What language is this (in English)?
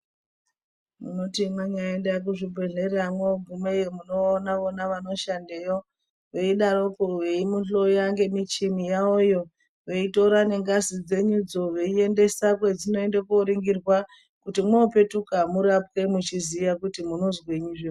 Ndau